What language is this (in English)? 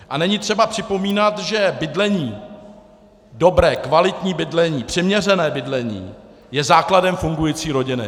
Czech